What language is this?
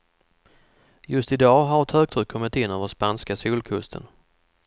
Swedish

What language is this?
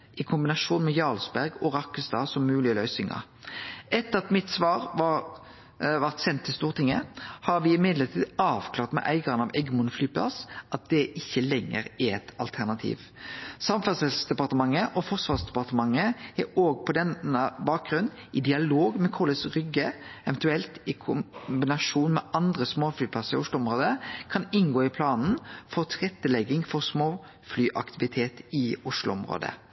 Norwegian Nynorsk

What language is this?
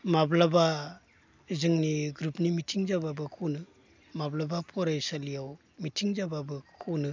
Bodo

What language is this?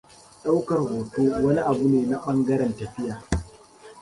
Hausa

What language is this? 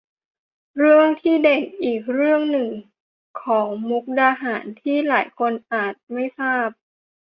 Thai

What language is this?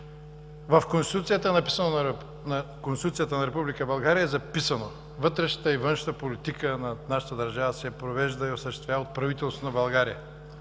Bulgarian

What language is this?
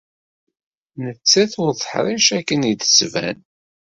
Kabyle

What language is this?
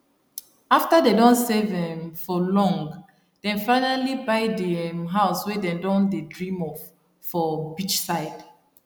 Nigerian Pidgin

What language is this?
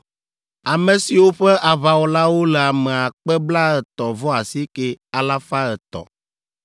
Ewe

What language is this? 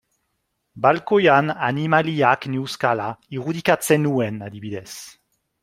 Basque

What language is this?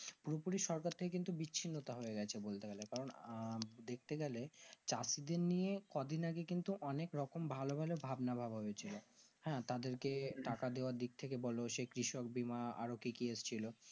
Bangla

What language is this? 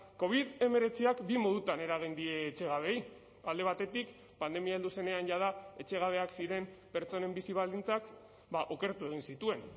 Basque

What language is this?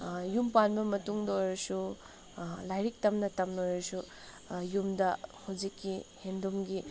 Manipuri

